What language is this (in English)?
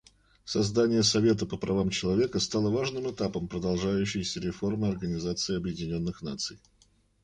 Russian